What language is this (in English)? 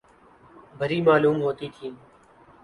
Urdu